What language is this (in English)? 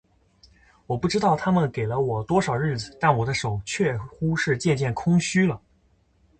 Chinese